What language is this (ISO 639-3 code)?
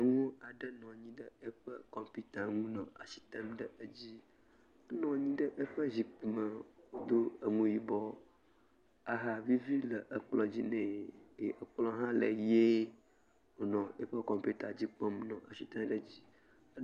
ewe